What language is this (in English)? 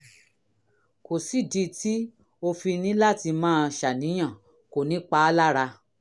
Yoruba